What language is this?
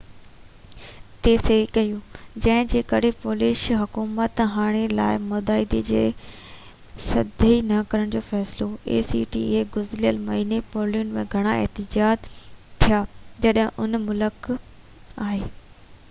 Sindhi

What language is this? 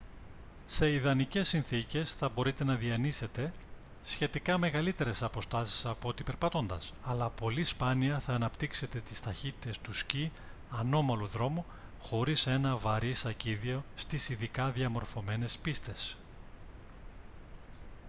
Greek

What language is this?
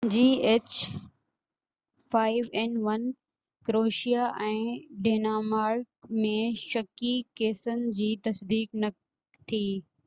Sindhi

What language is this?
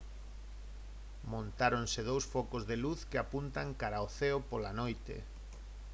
Galician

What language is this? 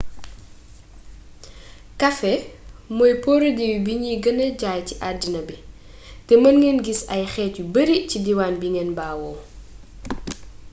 Wolof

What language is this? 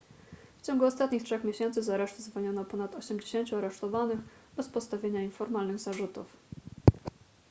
Polish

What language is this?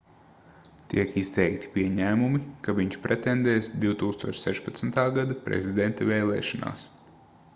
Latvian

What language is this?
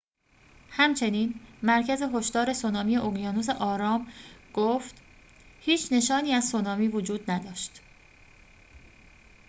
Persian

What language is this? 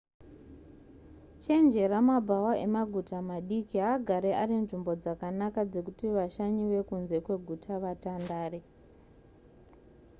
Shona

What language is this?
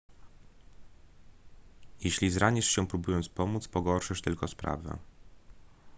Polish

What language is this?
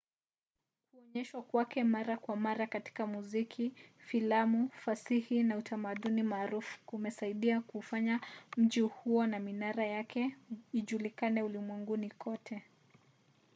Swahili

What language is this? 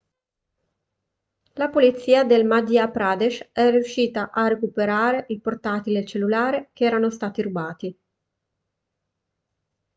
Italian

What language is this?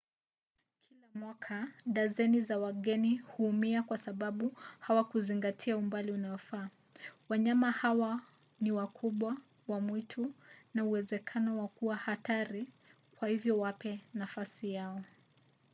Swahili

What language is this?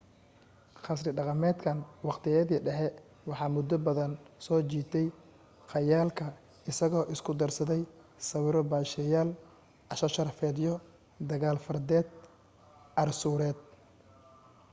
Somali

